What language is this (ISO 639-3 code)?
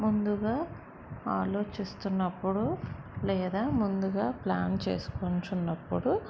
tel